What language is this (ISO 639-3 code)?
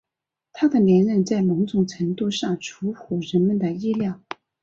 zho